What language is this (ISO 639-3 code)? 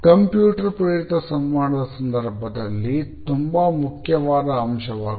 kan